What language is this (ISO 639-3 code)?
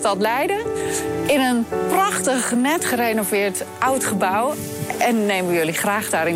nld